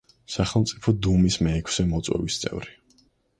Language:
Georgian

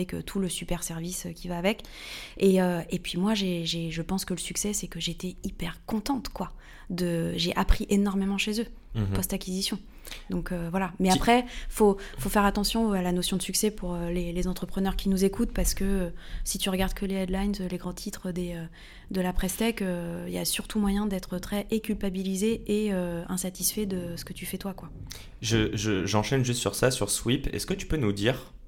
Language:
French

